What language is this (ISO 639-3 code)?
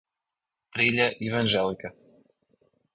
por